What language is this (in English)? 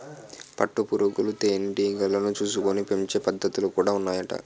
Telugu